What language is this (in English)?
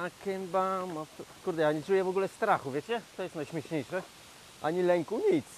Polish